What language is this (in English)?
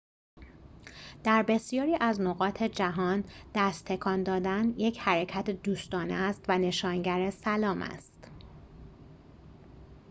Persian